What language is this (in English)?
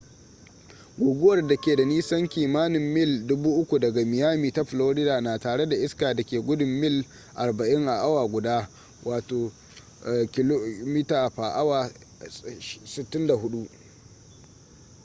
Hausa